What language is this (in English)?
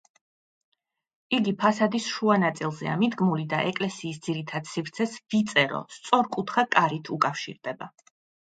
Georgian